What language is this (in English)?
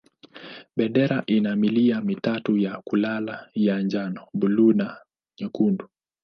Swahili